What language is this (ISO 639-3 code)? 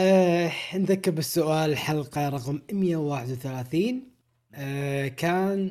ara